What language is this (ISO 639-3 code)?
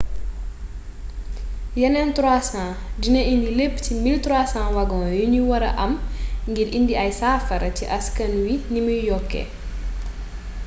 wol